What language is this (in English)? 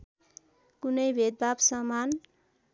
Nepali